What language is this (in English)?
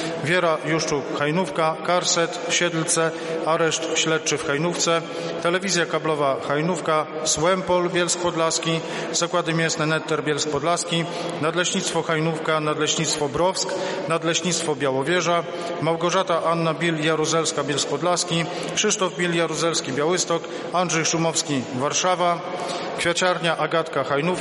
Polish